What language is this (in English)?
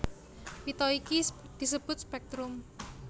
Javanese